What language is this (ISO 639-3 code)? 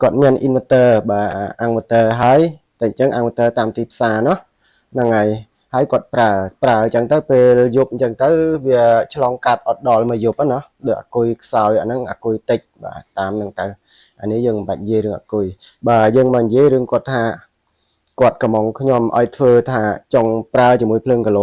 vie